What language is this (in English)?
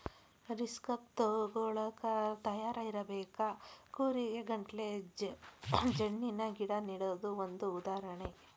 Kannada